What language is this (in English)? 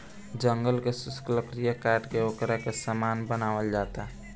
Bhojpuri